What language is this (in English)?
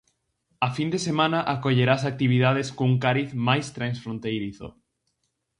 Galician